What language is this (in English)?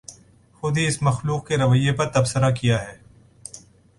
Urdu